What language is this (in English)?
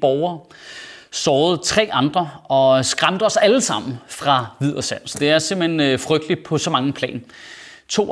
Danish